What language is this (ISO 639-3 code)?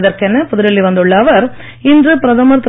tam